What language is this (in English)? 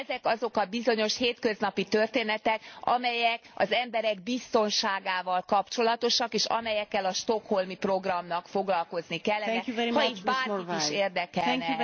Hungarian